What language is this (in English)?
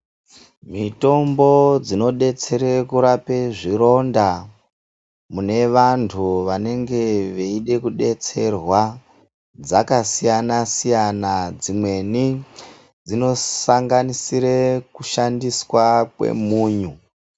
Ndau